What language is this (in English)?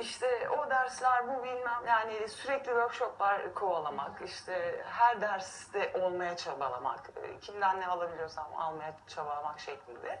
Turkish